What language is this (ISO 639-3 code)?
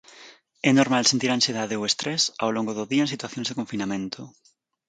glg